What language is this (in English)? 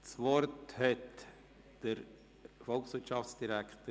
Swiss German